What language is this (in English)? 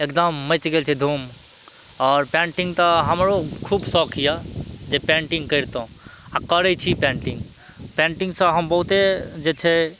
Maithili